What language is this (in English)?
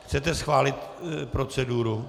Czech